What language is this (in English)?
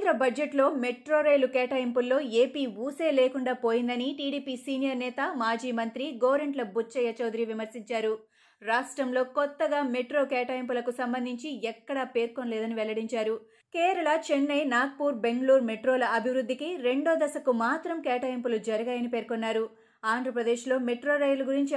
Telugu